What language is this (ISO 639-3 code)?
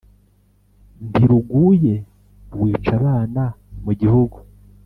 kin